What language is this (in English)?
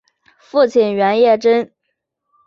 Chinese